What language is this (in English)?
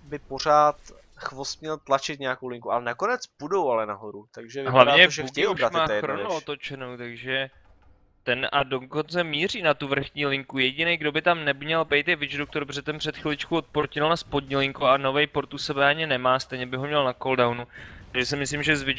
Czech